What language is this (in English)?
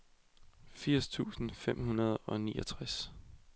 Danish